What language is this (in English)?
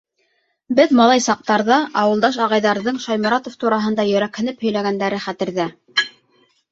Bashkir